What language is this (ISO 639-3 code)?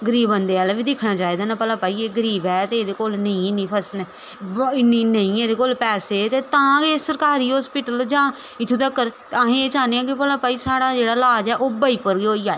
doi